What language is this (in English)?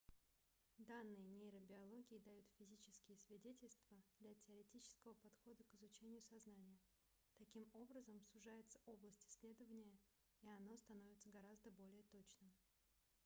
Russian